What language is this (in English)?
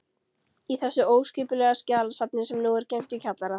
Icelandic